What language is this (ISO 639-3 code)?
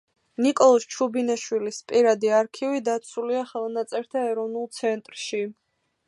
kat